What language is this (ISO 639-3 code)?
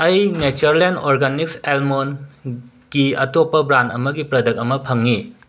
mni